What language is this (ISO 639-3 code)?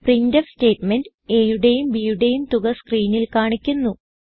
mal